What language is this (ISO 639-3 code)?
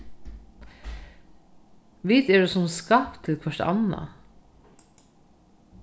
fao